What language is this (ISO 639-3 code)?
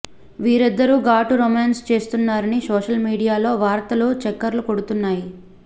tel